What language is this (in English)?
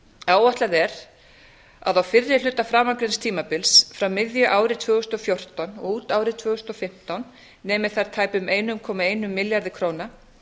Icelandic